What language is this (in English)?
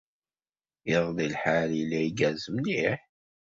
Kabyle